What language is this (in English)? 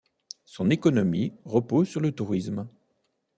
French